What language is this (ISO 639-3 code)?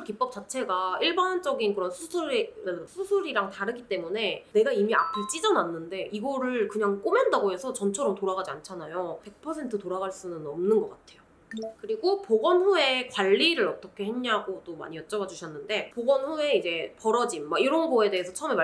kor